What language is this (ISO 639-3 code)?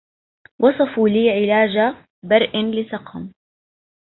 ara